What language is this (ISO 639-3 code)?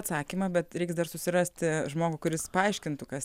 lit